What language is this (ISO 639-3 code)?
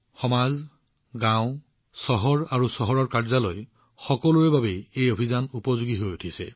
asm